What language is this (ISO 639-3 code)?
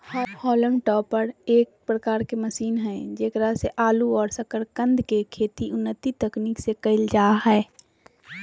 mag